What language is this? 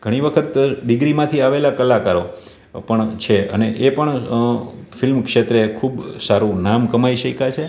Gujarati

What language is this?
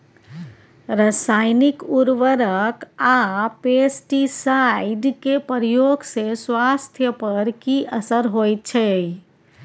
Maithili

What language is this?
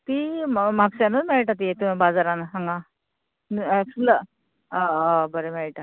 Konkani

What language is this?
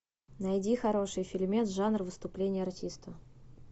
Russian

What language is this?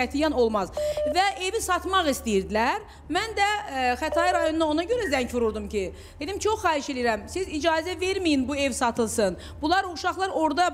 Turkish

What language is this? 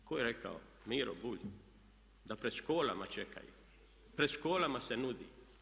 Croatian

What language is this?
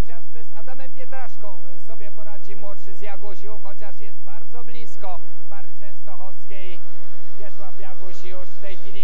Polish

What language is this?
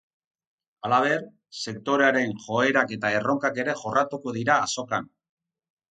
Basque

